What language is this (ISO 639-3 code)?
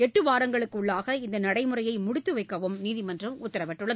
tam